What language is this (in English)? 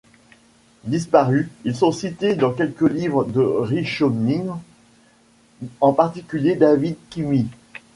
French